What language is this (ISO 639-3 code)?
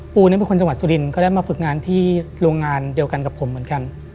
tha